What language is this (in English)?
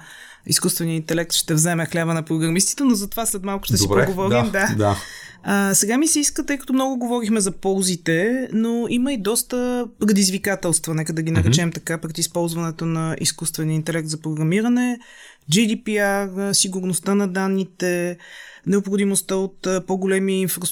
Bulgarian